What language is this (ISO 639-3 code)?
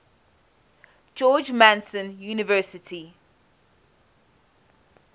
eng